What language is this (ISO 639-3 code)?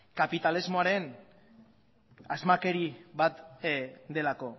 eus